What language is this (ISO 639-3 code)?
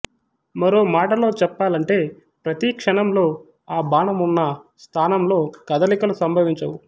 tel